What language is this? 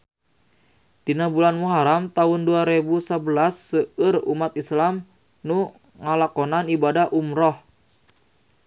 Sundanese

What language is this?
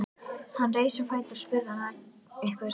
Icelandic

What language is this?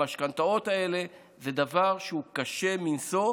Hebrew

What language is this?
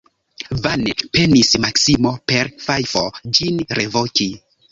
Esperanto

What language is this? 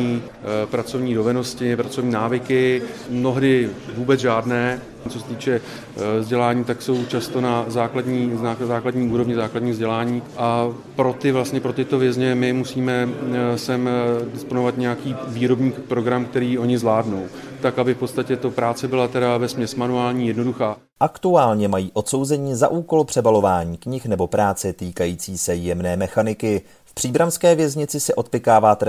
Czech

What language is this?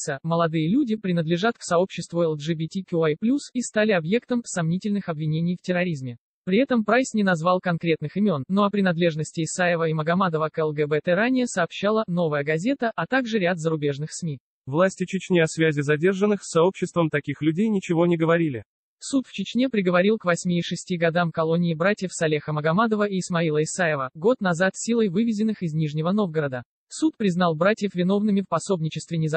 Russian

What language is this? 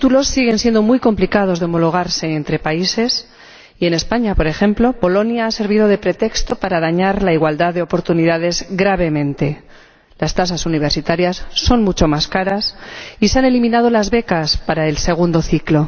Spanish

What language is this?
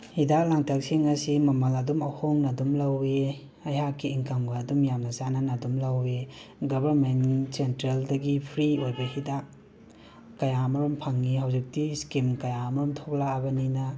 Manipuri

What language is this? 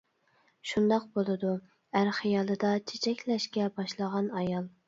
Uyghur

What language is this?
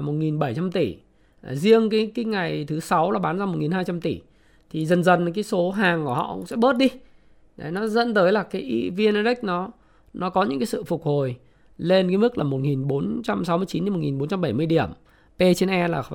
Vietnamese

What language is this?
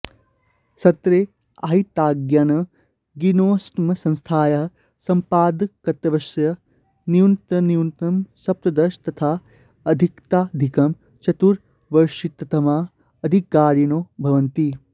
Sanskrit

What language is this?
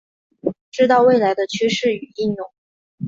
Chinese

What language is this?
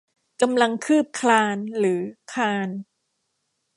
Thai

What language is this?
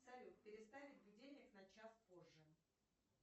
Russian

